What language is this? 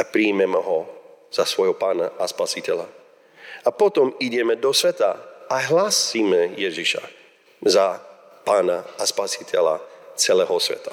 Slovak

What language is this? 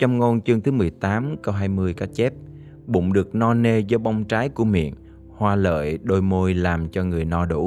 Vietnamese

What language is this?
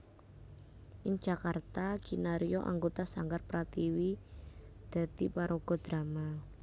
Javanese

